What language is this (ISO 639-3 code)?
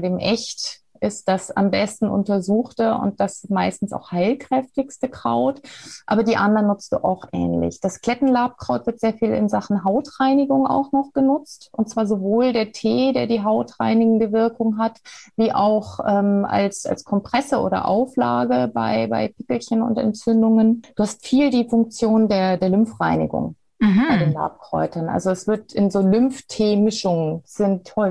deu